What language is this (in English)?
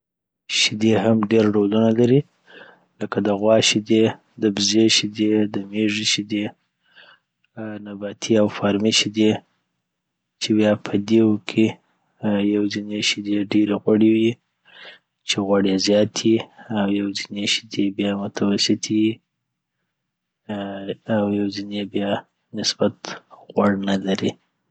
Southern Pashto